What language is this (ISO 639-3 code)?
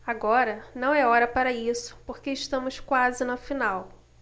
por